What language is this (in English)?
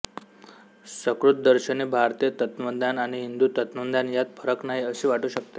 Marathi